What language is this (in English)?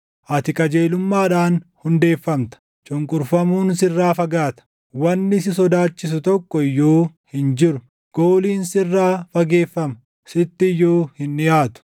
Oromo